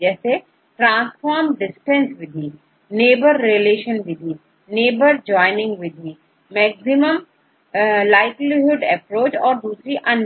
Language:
Hindi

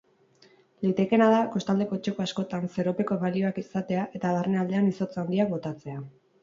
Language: Basque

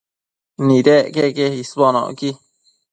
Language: Matsés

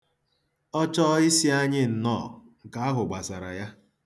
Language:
Igbo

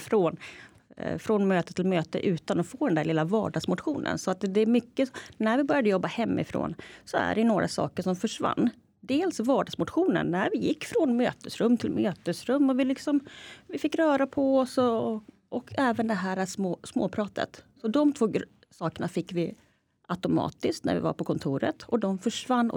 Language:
Swedish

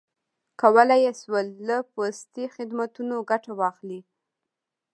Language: Pashto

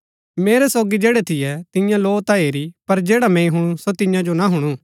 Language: Gaddi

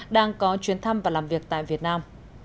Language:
Vietnamese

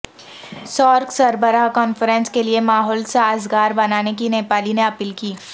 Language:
Urdu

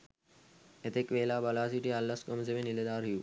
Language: Sinhala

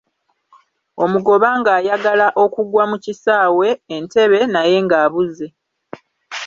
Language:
Ganda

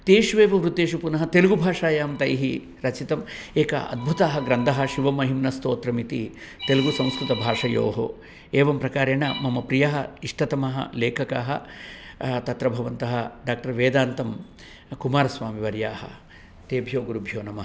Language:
Sanskrit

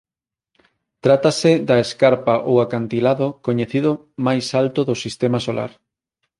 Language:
Galician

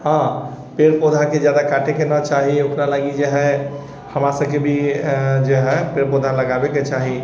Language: Maithili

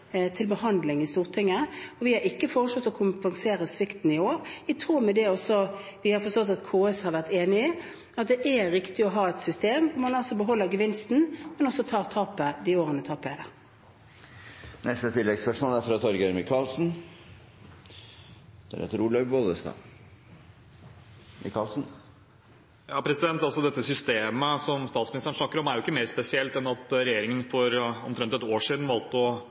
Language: Norwegian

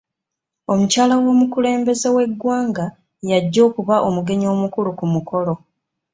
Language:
Ganda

